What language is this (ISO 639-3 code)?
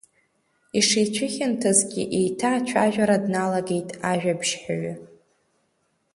abk